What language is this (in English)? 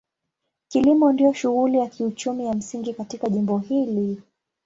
Swahili